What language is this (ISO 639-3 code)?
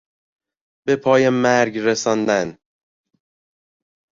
fas